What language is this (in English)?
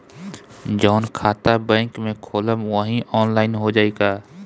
Bhojpuri